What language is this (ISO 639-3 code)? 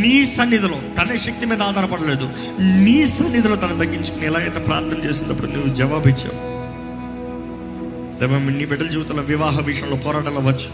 tel